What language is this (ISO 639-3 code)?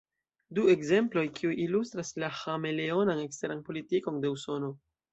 epo